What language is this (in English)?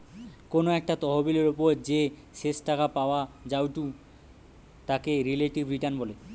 Bangla